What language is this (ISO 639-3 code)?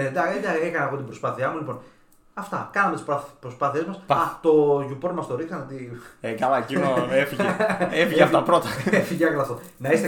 ell